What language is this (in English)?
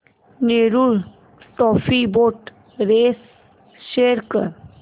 Marathi